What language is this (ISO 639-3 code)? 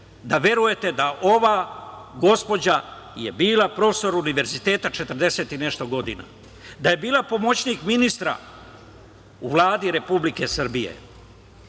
srp